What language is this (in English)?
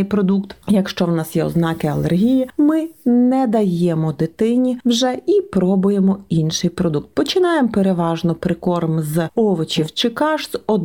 Ukrainian